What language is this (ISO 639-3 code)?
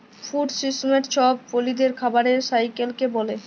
ben